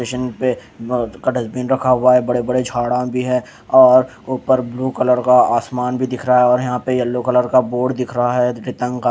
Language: Hindi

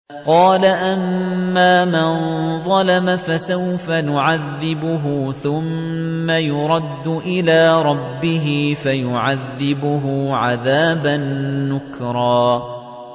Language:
Arabic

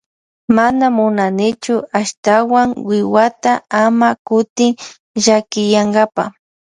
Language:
Loja Highland Quichua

